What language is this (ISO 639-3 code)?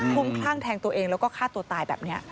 tha